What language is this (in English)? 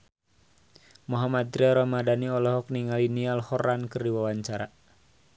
Sundanese